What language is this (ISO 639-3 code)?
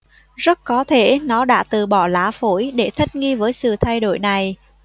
vie